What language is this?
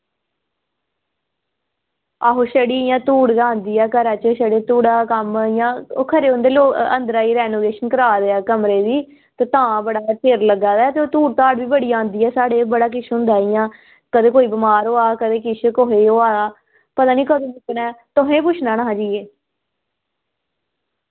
Dogri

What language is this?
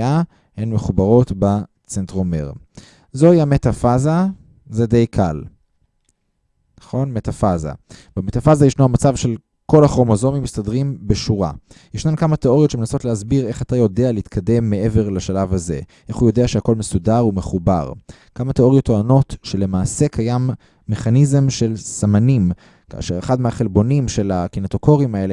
Hebrew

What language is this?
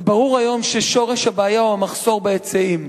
Hebrew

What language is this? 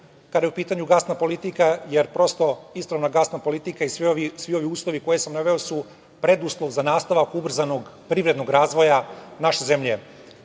Serbian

